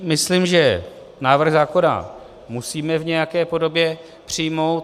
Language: Czech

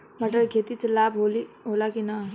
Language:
Bhojpuri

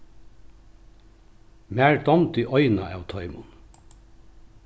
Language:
Faroese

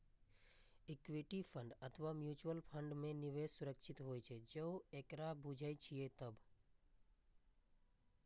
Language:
Maithili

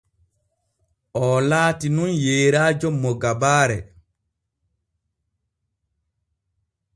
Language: Borgu Fulfulde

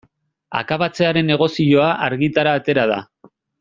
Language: Basque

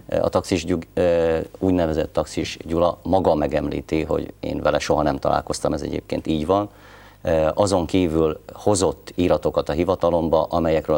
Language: Hungarian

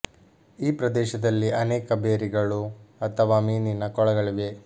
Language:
Kannada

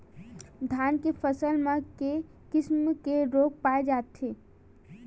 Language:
Chhattisgarhi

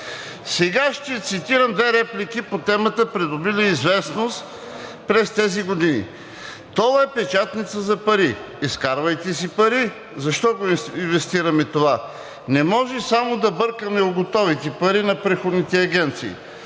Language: Bulgarian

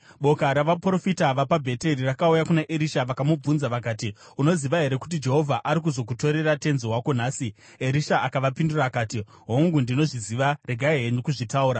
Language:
Shona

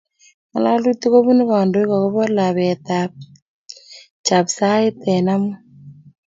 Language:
Kalenjin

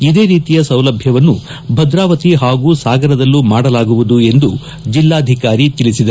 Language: Kannada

